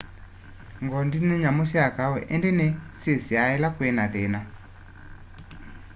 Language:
Kamba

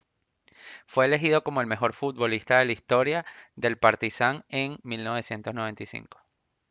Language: Spanish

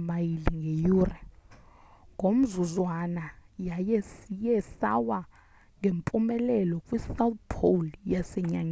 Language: Xhosa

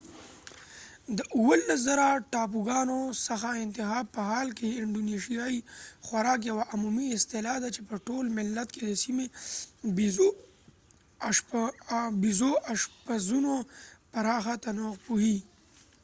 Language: Pashto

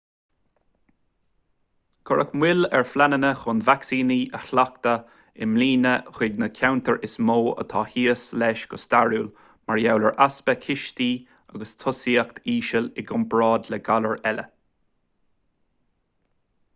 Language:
Irish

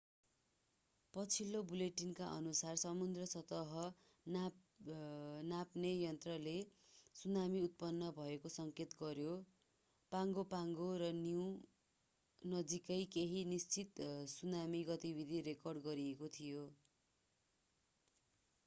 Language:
Nepali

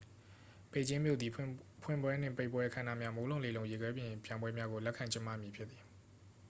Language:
Burmese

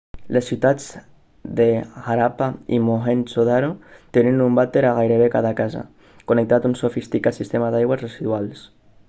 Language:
Catalan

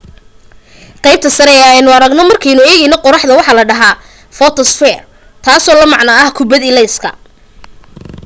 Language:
Somali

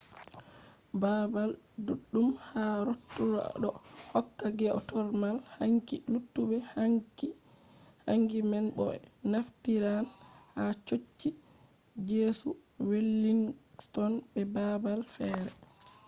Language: Fula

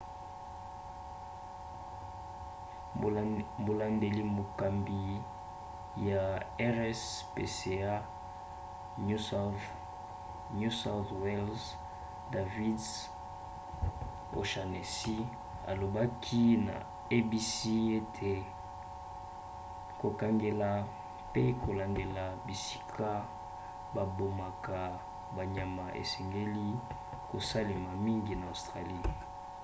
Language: Lingala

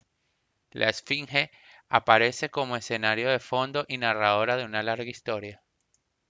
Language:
Spanish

